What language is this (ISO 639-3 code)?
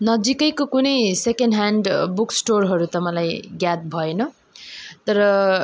nep